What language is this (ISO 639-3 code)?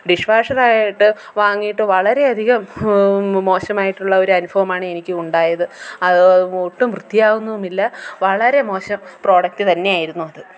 mal